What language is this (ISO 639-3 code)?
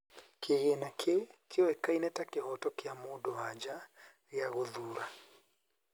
kik